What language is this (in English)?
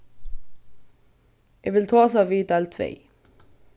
Faroese